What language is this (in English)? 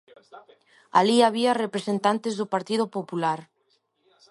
Galician